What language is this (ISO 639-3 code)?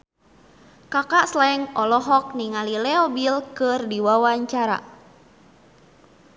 sun